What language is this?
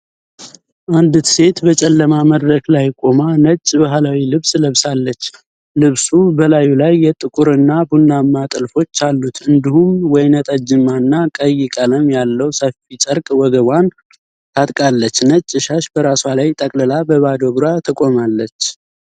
Amharic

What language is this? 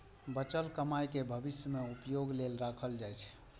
Maithili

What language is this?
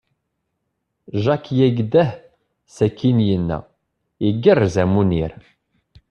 Kabyle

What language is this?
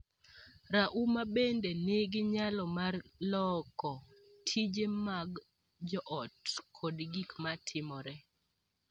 Luo (Kenya and Tanzania)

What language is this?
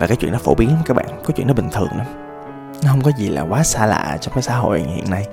Vietnamese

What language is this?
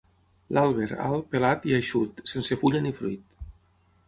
Catalan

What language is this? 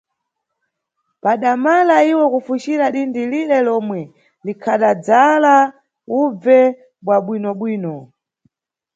Nyungwe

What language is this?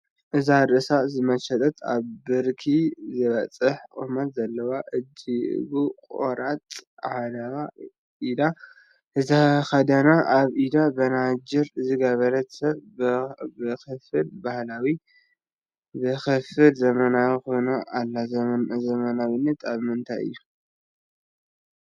Tigrinya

